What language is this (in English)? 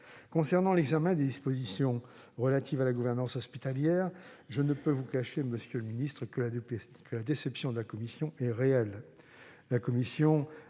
French